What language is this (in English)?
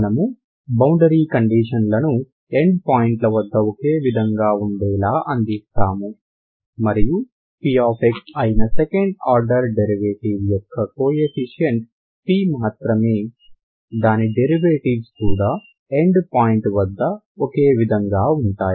Telugu